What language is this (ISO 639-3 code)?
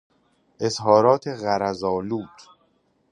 fas